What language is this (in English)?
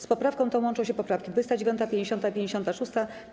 Polish